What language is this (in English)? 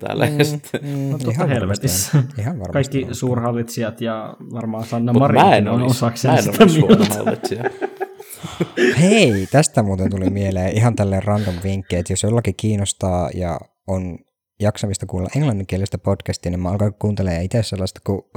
Finnish